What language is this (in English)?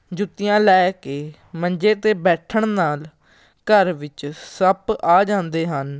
Punjabi